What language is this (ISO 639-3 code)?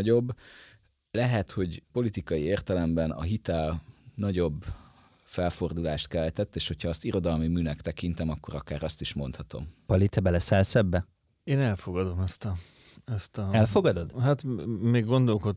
hun